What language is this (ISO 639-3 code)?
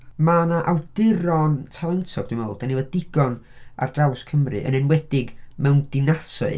cym